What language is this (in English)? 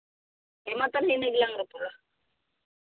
Santali